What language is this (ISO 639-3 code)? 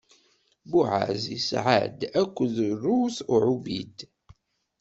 kab